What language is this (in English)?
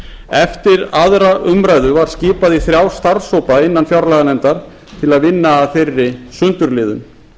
Icelandic